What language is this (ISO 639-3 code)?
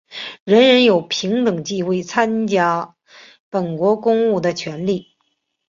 zho